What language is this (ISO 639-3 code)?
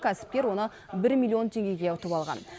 kaz